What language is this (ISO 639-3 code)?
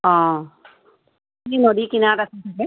asm